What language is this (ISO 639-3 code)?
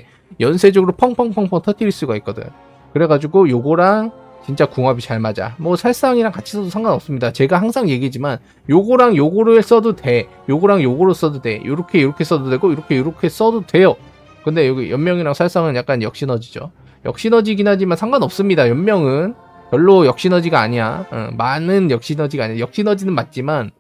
kor